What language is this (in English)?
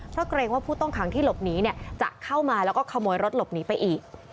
Thai